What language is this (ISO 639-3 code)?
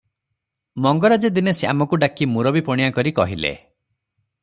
ori